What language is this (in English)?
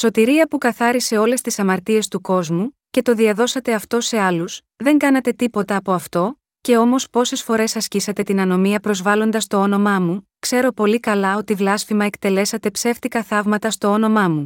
Greek